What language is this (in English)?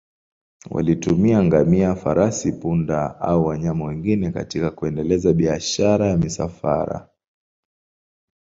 Swahili